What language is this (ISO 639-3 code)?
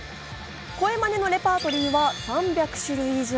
jpn